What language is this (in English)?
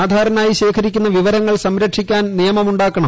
Malayalam